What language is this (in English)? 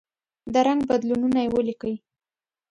Pashto